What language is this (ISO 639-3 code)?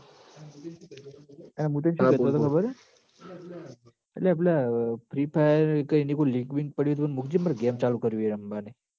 guj